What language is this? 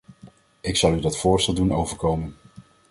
Dutch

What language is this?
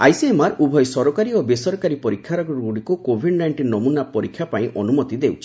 Odia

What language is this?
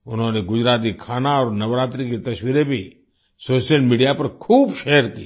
Hindi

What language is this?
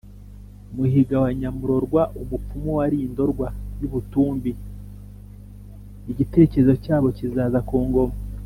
Kinyarwanda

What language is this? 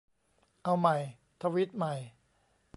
Thai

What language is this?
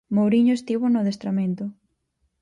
Galician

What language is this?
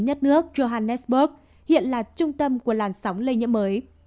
Vietnamese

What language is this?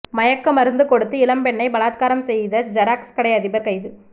Tamil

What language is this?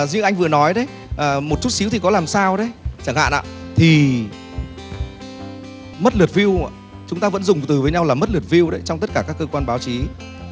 Vietnamese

